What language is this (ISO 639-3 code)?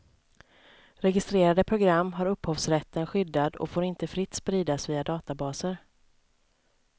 swe